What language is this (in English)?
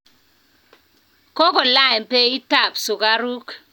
Kalenjin